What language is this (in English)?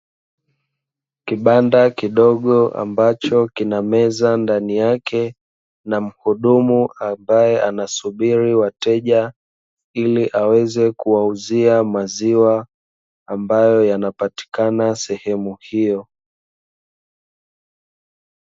Swahili